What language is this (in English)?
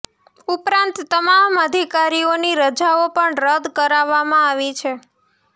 Gujarati